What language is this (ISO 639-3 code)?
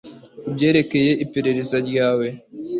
kin